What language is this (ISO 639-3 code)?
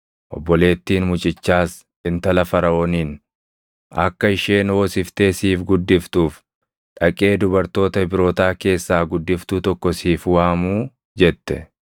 orm